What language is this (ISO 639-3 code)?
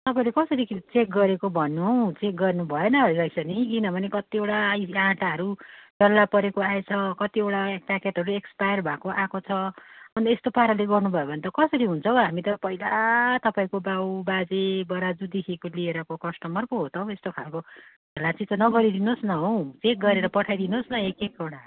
nep